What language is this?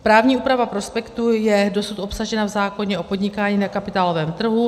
Czech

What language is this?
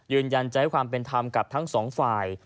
Thai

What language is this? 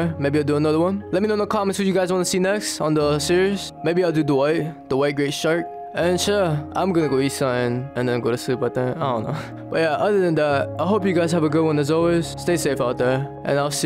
English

